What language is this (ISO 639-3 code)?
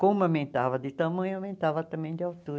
por